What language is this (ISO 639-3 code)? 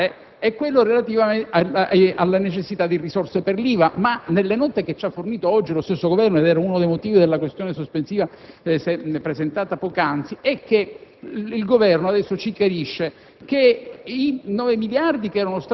ita